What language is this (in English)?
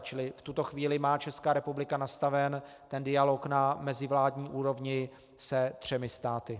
Czech